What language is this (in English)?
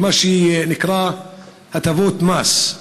Hebrew